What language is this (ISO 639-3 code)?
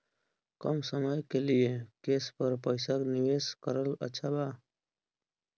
bho